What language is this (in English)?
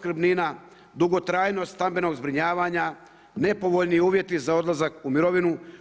Croatian